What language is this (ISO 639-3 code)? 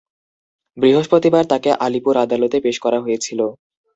ben